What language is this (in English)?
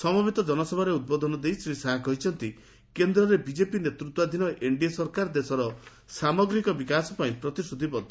Odia